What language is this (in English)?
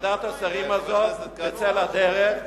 Hebrew